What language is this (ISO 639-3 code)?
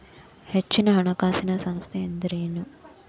kan